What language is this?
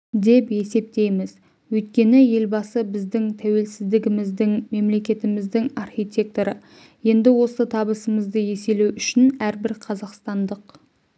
Kazakh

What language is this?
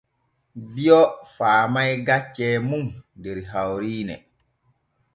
Borgu Fulfulde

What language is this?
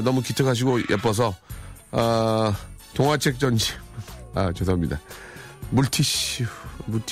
Korean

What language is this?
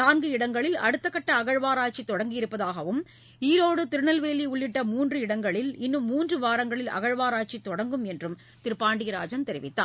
Tamil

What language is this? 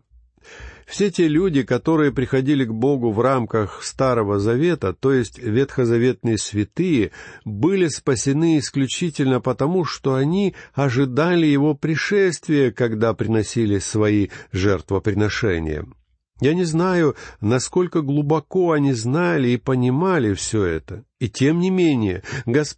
Russian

